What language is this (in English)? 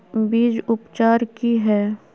Magahi